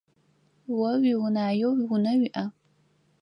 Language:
Adyghe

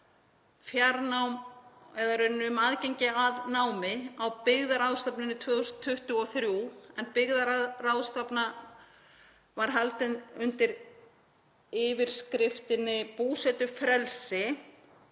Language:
Icelandic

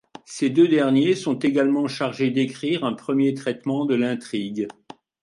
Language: French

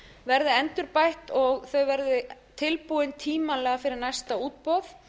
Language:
Icelandic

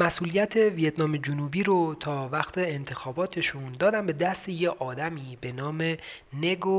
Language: Persian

